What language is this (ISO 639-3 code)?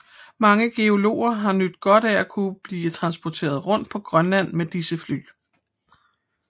dan